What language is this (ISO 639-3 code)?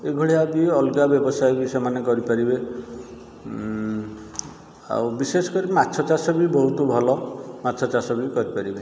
ori